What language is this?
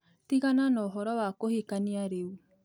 Kikuyu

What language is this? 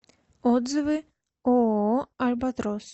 Russian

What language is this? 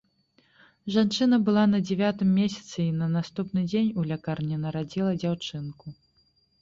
Belarusian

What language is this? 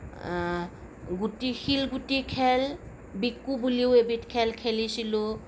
Assamese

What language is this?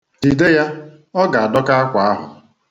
Igbo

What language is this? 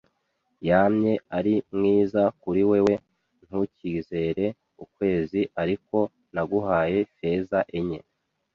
Kinyarwanda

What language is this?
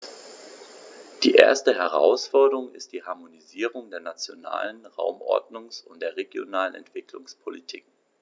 German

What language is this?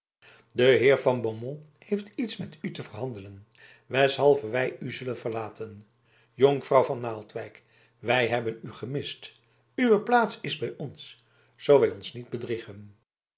Dutch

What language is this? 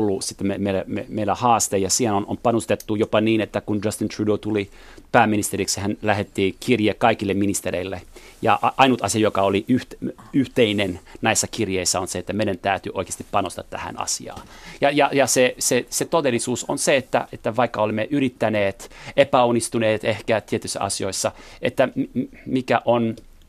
Finnish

